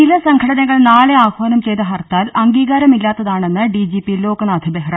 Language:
Malayalam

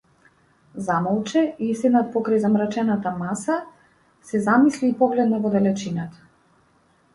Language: Macedonian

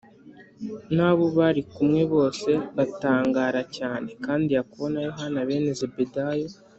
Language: Kinyarwanda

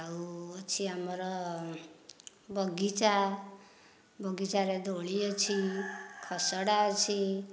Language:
Odia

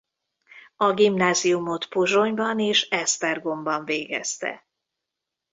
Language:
Hungarian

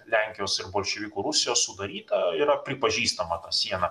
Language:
Lithuanian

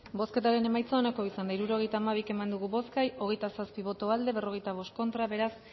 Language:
Basque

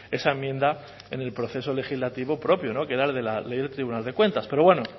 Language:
Spanish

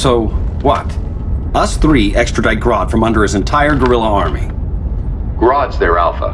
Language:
English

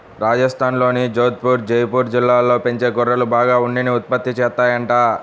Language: Telugu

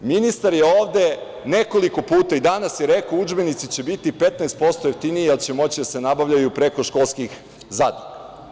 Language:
Serbian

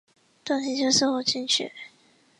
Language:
Chinese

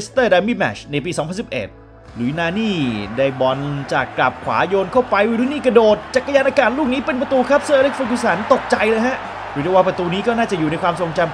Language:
Thai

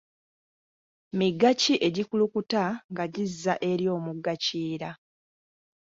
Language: Ganda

